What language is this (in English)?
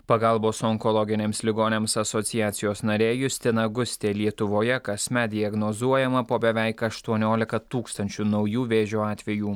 Lithuanian